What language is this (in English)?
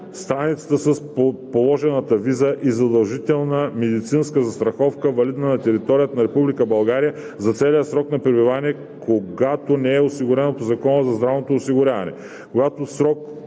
Bulgarian